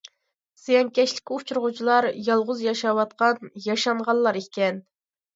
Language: Uyghur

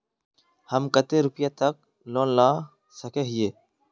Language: Magahi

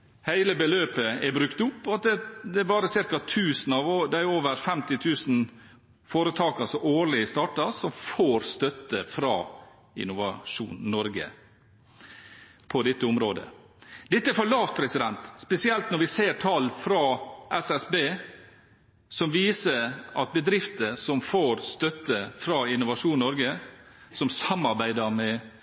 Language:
Norwegian Bokmål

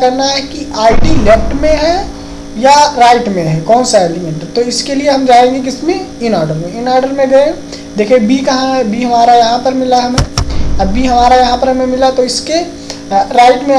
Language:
Hindi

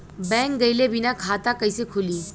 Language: Bhojpuri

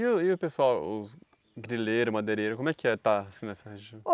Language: Portuguese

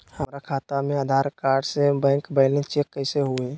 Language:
Magahi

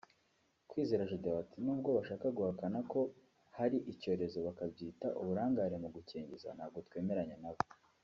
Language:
Kinyarwanda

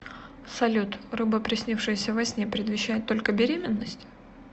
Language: Russian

